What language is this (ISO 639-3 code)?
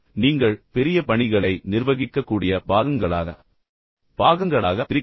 tam